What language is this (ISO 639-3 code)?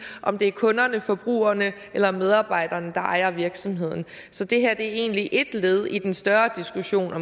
dan